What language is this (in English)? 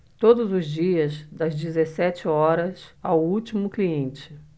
Portuguese